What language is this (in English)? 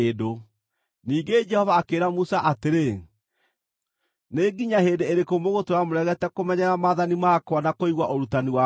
Kikuyu